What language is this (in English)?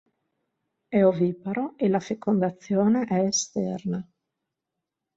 Italian